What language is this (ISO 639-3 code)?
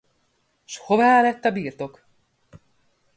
hun